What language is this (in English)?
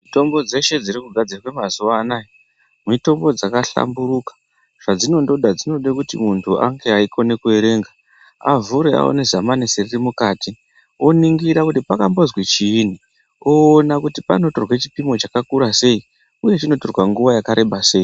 Ndau